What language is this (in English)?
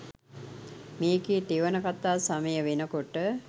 Sinhala